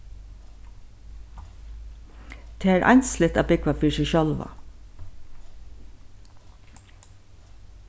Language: Faroese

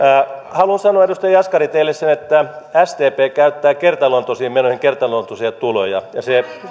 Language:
Finnish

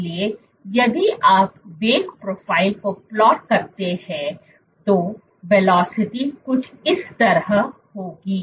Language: Hindi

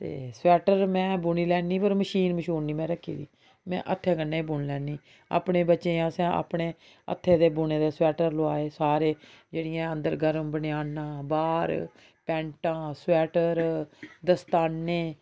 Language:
Dogri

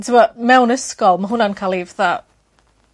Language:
Welsh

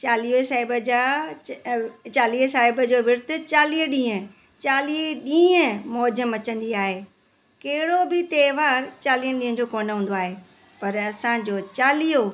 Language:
Sindhi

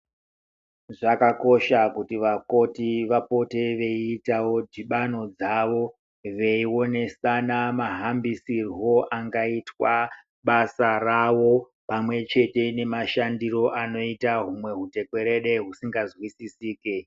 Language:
Ndau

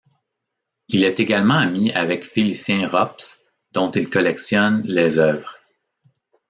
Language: French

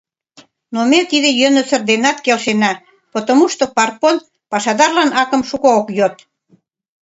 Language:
Mari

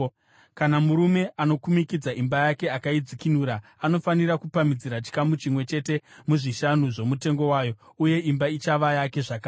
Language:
Shona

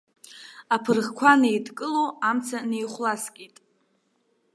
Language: Abkhazian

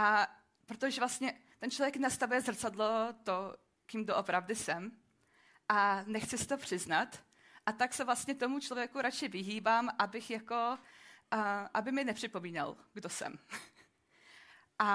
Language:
Czech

